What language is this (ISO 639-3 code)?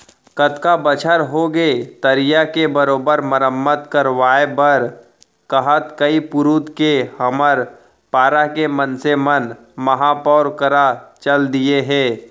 hne